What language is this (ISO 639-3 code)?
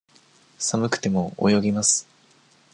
jpn